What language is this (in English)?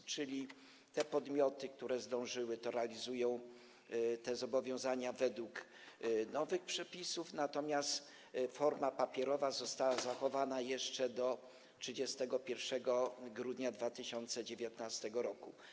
Polish